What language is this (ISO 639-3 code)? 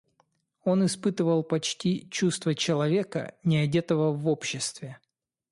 rus